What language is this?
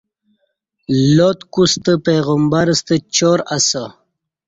Kati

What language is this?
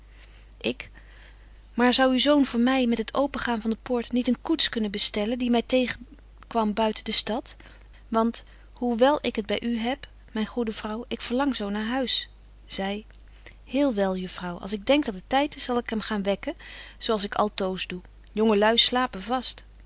Dutch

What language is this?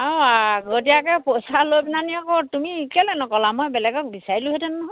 Assamese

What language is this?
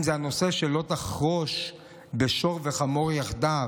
Hebrew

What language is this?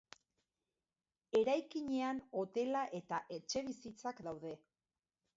Basque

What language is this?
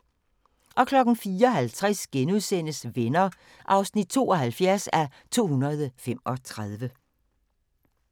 Danish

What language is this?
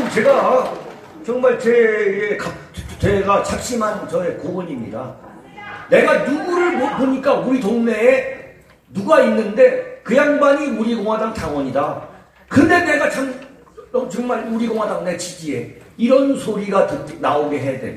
Korean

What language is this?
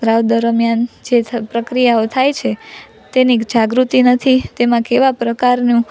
Gujarati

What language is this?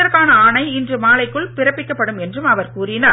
Tamil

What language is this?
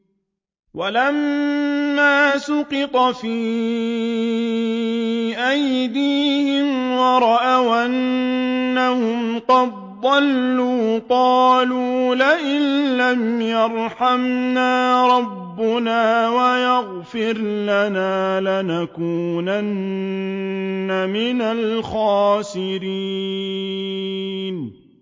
Arabic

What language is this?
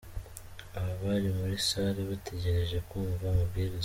Kinyarwanda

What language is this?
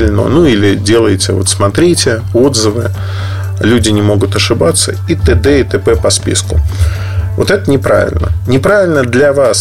Russian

